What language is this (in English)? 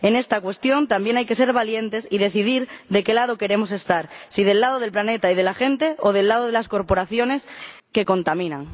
Spanish